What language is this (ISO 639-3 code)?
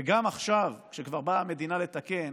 heb